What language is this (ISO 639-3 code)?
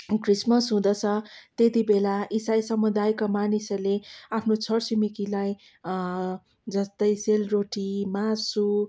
nep